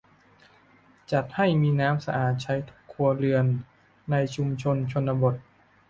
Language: Thai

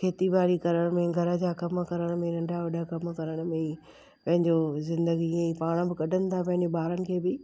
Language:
Sindhi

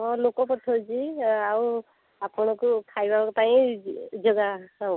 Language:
Odia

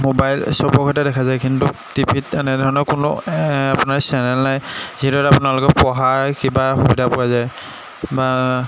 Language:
Assamese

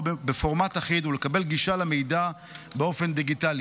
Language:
Hebrew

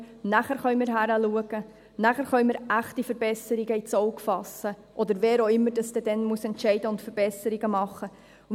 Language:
Swiss German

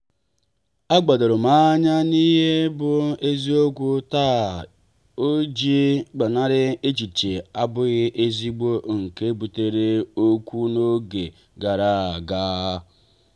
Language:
Igbo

